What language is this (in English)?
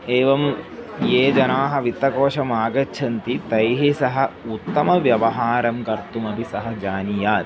Sanskrit